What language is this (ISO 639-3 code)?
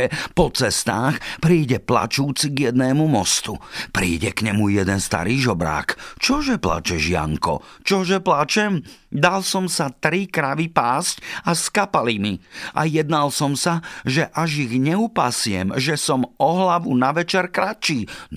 slk